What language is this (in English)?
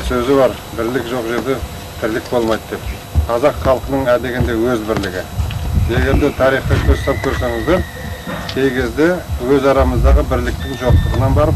Kazakh